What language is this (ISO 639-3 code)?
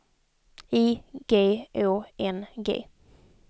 swe